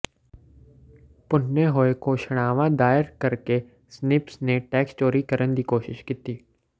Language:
Punjabi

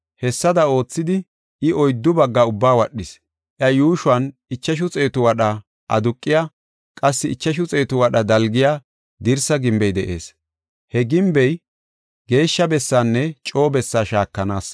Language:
Gofa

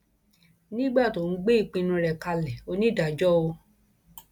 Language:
Yoruba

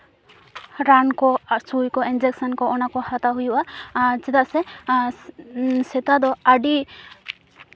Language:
Santali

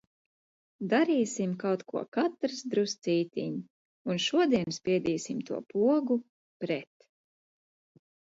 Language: Latvian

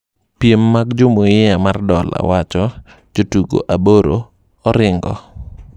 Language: Luo (Kenya and Tanzania)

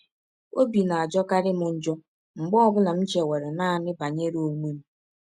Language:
Igbo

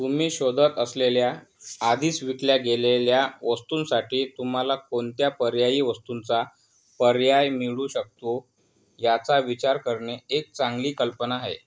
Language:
Marathi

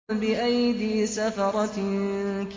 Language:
Arabic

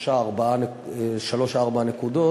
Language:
Hebrew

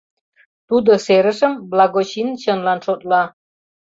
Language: Mari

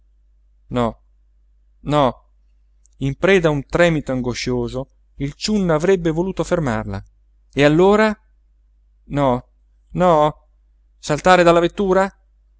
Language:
Italian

